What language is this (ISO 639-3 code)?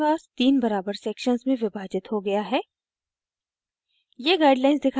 hin